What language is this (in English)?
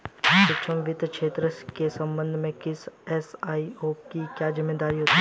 Hindi